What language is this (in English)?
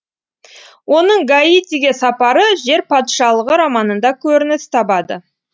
Kazakh